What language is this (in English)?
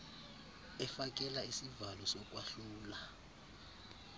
Xhosa